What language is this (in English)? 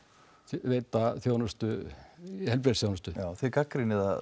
Icelandic